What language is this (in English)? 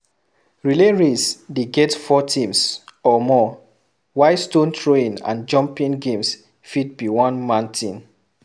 Nigerian Pidgin